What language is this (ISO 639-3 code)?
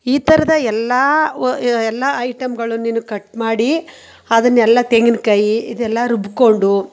kan